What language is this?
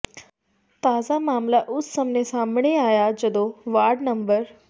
Punjabi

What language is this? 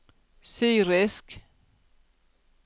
Norwegian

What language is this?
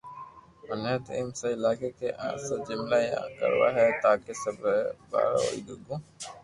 Loarki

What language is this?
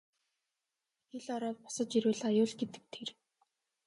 Mongolian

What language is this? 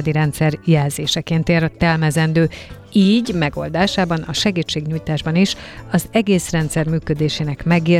Hungarian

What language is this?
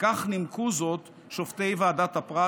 Hebrew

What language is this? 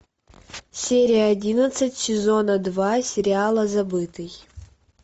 Russian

